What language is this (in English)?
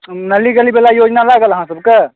Maithili